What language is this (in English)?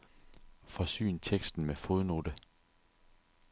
Danish